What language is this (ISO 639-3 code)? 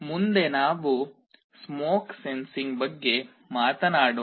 kan